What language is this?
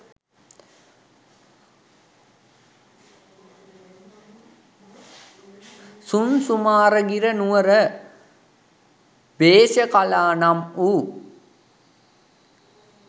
Sinhala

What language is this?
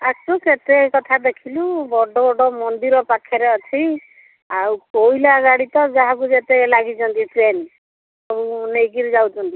Odia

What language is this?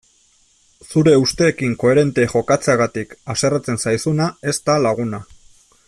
Basque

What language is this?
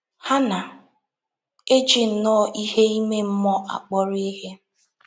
Igbo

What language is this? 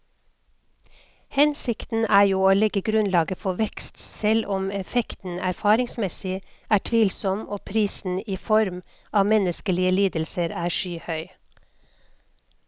Norwegian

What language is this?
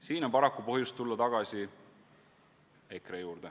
Estonian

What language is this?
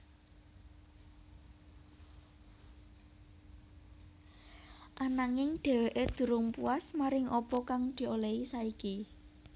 Javanese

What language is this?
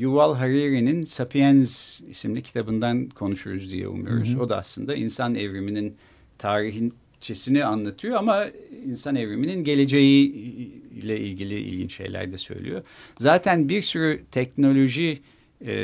Turkish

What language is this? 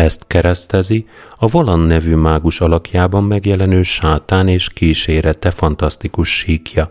Hungarian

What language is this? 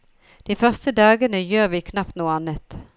Norwegian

